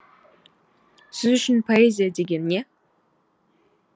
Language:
Kazakh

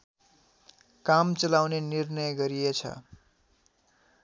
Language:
Nepali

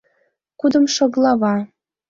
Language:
Mari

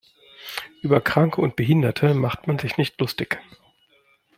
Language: German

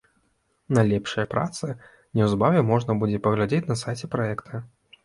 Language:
Belarusian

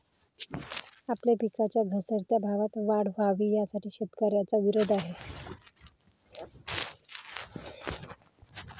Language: Marathi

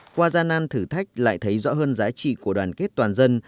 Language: Vietnamese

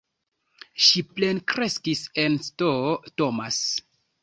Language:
Esperanto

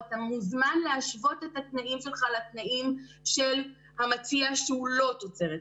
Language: Hebrew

